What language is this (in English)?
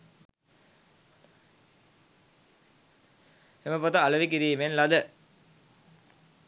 Sinhala